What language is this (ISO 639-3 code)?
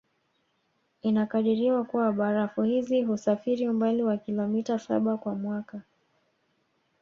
swa